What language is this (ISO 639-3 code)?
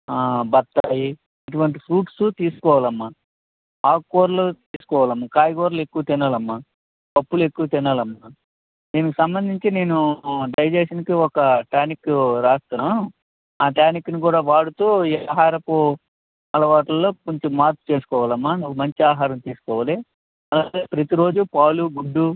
tel